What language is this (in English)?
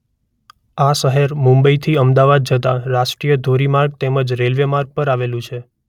Gujarati